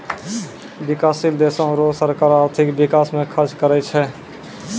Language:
Maithili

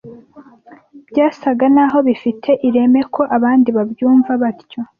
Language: Kinyarwanda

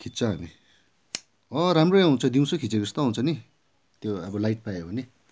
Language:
Nepali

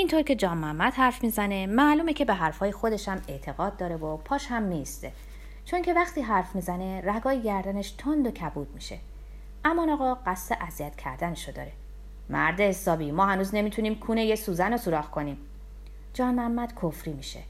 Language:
Persian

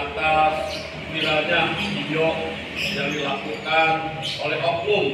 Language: Indonesian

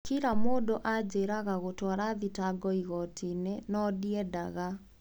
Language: Kikuyu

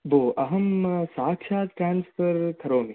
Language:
Sanskrit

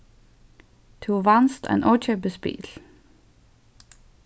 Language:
Faroese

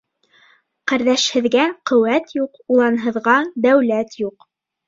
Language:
Bashkir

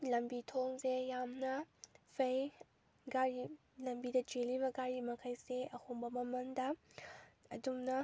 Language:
Manipuri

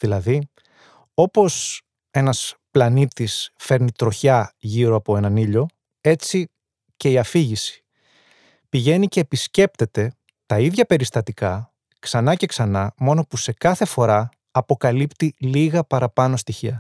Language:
Greek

